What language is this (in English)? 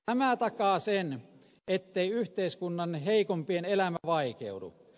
Finnish